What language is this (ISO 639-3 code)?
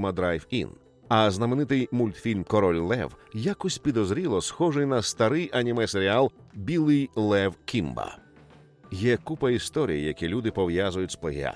ukr